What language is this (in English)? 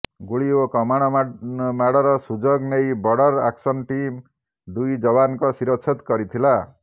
Odia